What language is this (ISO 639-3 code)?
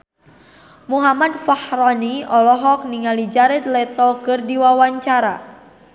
sun